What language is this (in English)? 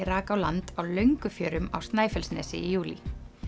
Icelandic